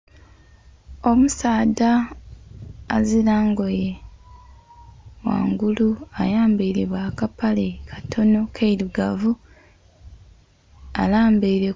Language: Soga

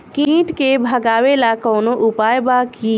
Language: Bhojpuri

